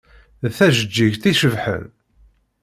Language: Kabyle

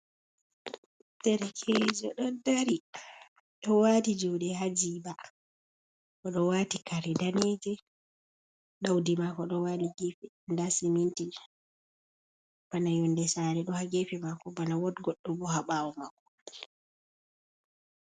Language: Fula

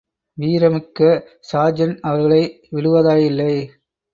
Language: Tamil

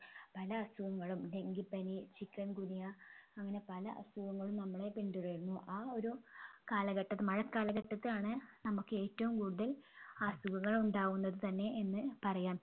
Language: Malayalam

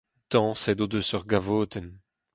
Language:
Breton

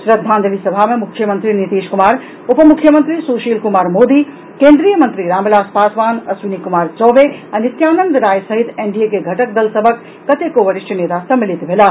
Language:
Maithili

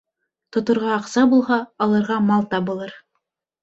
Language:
Bashkir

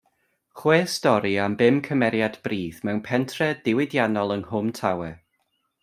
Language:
Welsh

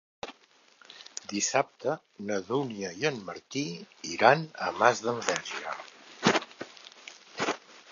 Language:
Catalan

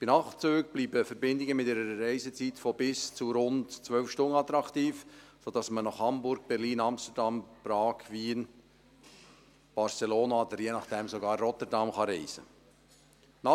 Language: Swiss German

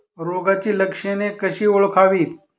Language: Marathi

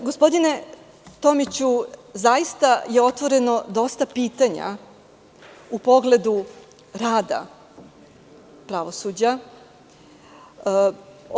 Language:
Serbian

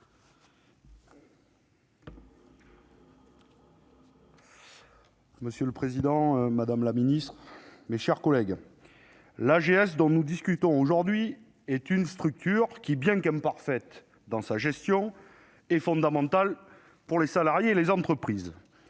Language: French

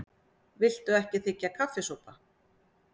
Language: Icelandic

